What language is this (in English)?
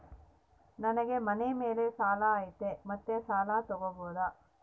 Kannada